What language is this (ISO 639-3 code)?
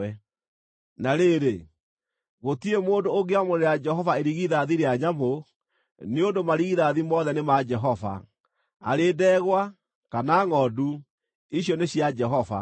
kik